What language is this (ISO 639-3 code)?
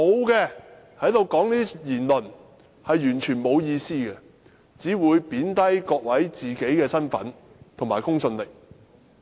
yue